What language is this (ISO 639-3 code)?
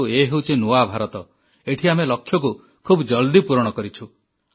ori